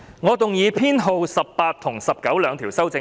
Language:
Cantonese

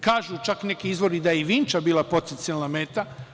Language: Serbian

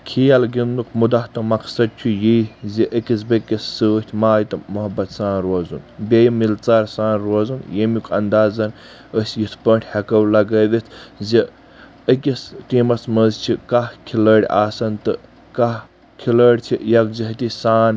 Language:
Kashmiri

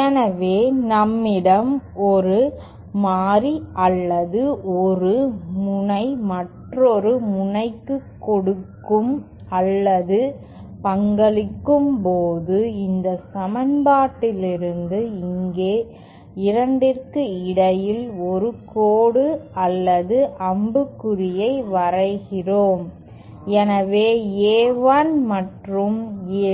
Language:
Tamil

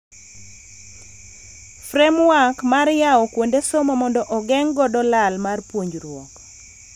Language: Luo (Kenya and Tanzania)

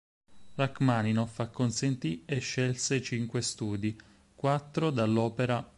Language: Italian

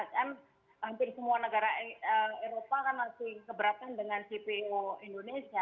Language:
Indonesian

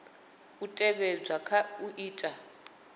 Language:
Venda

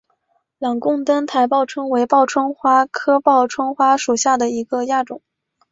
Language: Chinese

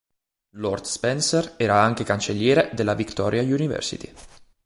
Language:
Italian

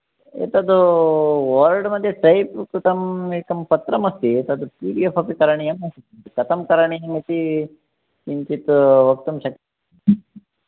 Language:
Sanskrit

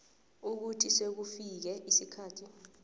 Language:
South Ndebele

